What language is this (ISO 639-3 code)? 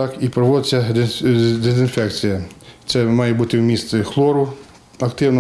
ukr